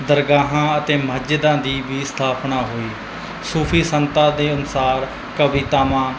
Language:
Punjabi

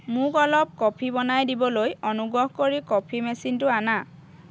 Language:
Assamese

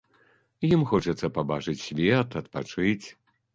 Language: Belarusian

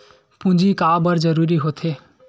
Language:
Chhattisgarhi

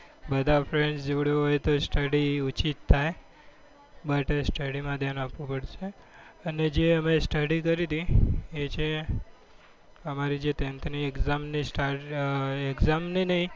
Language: Gujarati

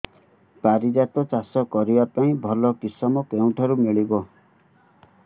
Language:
Odia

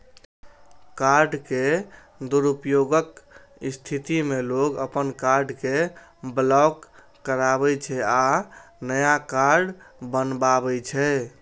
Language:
Maithili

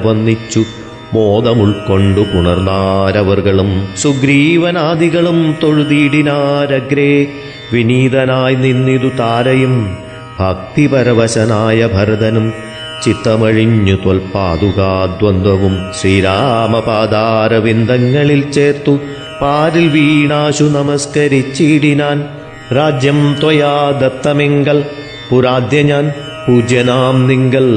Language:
Malayalam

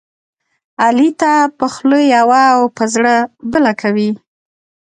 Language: Pashto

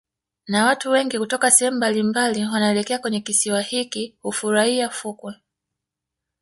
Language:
Swahili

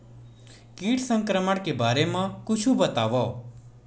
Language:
Chhattisgarhi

